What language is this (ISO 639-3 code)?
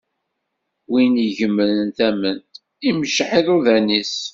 kab